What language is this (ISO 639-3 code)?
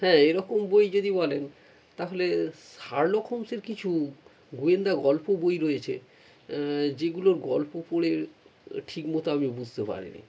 ben